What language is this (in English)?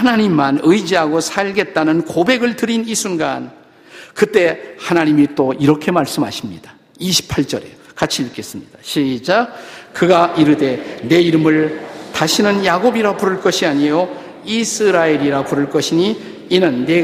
Korean